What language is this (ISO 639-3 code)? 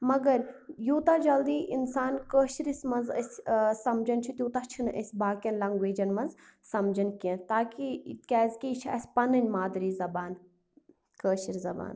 kas